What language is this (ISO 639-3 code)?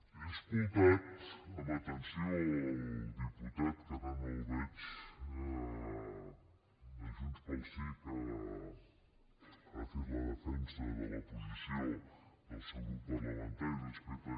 cat